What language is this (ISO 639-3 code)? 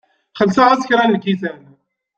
kab